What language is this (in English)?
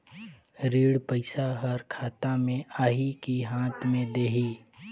Chhattisgarhi